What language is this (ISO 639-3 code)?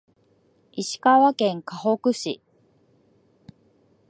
jpn